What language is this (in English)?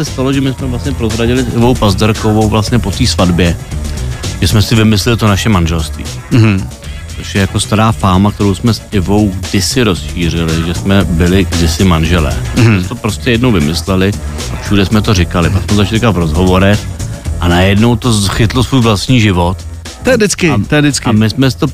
Czech